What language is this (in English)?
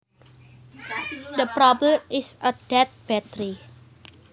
Javanese